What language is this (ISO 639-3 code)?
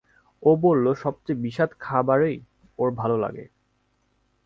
ben